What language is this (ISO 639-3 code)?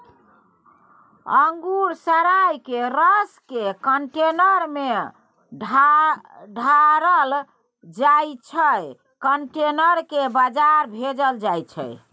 mai